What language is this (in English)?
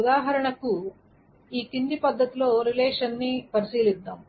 Telugu